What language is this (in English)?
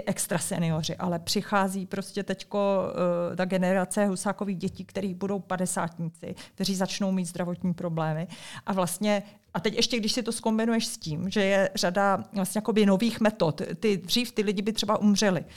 Czech